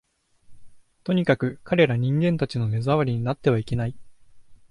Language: Japanese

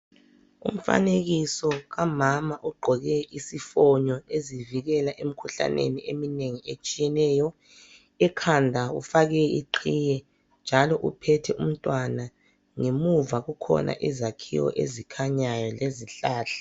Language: North Ndebele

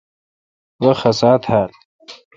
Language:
Kalkoti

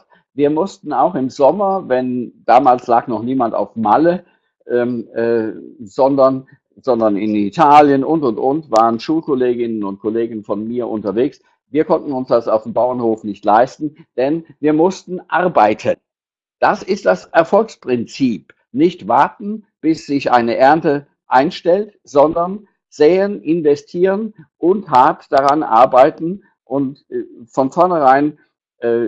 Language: German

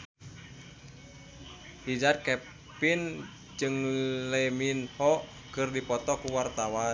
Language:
Sundanese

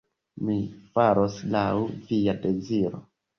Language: Esperanto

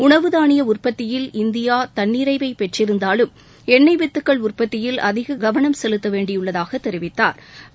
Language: Tamil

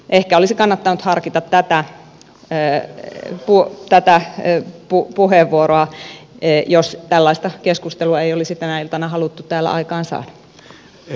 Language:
Finnish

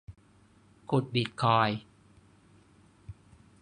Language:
Thai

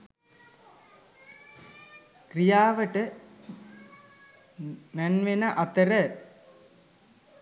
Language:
Sinhala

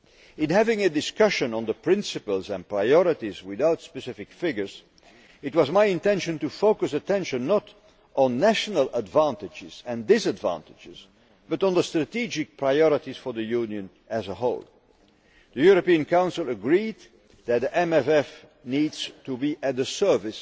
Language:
English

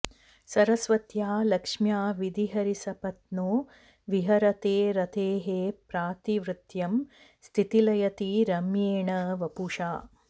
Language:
Sanskrit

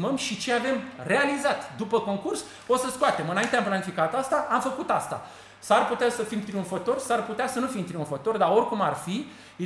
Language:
Romanian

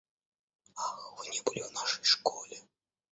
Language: Russian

